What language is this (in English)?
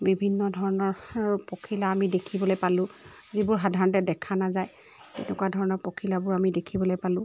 Assamese